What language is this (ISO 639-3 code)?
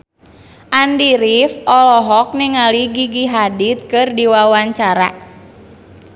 sun